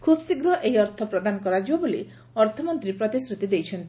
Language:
Odia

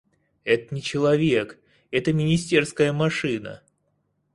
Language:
Russian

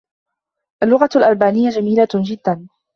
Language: Arabic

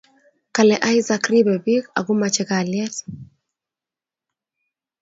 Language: Kalenjin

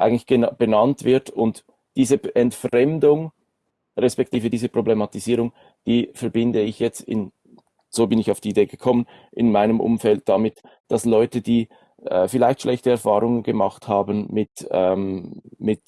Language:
German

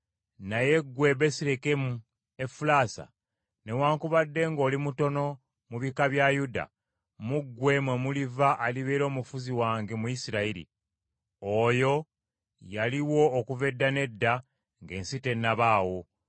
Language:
Ganda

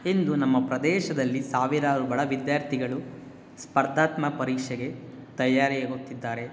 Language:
Kannada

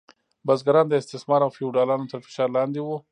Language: Pashto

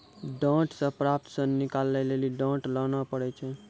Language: Maithili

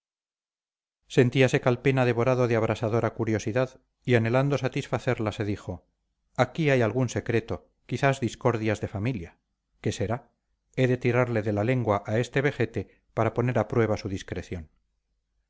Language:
Spanish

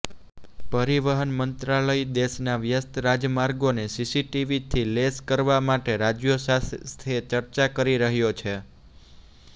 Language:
Gujarati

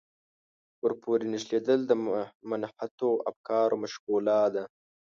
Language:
Pashto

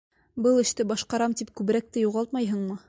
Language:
Bashkir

